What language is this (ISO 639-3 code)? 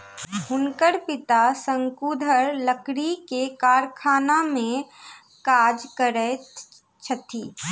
mai